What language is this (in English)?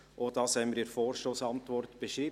Swiss German